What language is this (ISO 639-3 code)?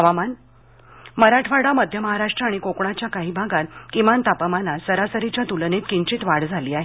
mar